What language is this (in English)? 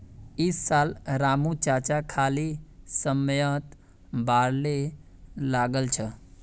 Magahi